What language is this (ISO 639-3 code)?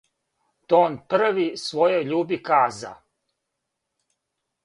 srp